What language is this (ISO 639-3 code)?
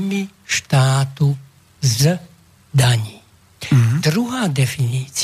slk